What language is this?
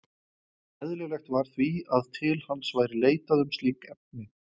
Icelandic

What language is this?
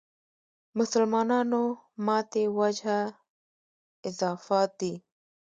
Pashto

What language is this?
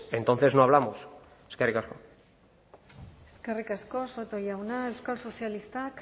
Basque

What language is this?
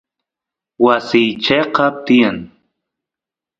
Santiago del Estero Quichua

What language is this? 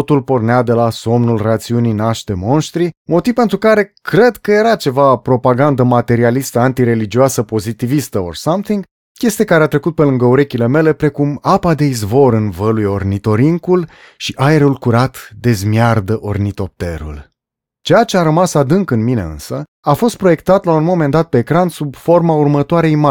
Romanian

